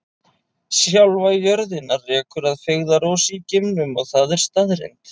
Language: Icelandic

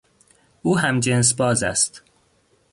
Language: Persian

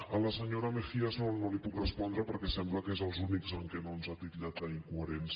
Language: Catalan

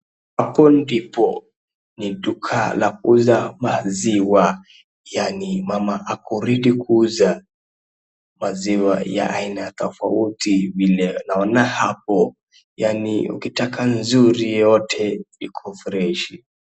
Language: Swahili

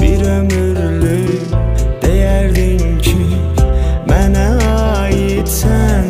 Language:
Turkish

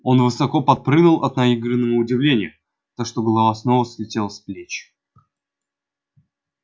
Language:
Russian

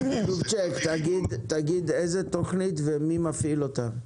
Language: Hebrew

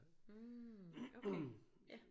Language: Danish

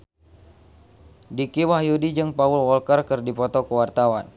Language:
Sundanese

